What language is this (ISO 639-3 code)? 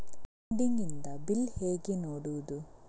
kan